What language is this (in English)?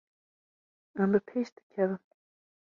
Kurdish